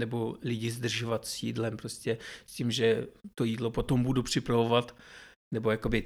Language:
Czech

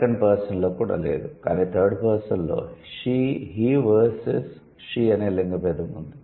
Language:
Telugu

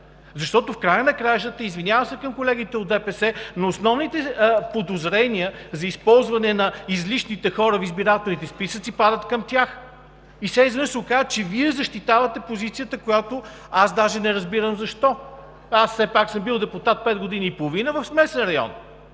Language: Bulgarian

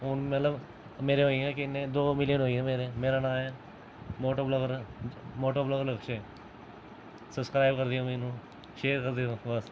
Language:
Dogri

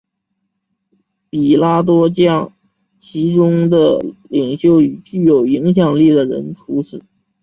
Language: Chinese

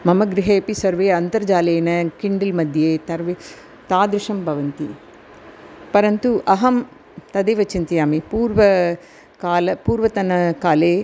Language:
Sanskrit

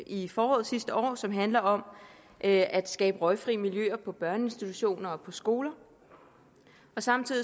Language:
Danish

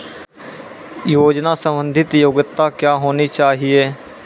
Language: Maithili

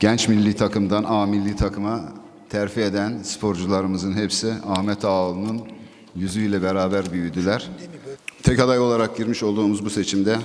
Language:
Turkish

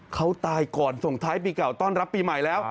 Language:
Thai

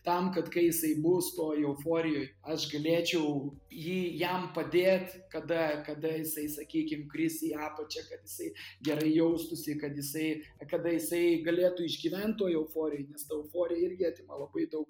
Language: Lithuanian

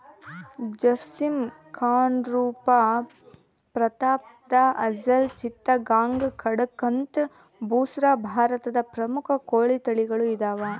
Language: Kannada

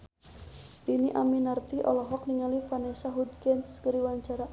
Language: Sundanese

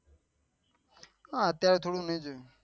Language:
Gujarati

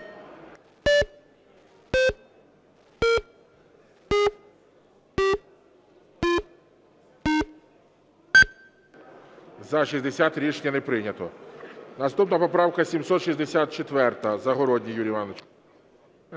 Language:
Ukrainian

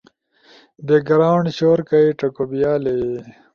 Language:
Ushojo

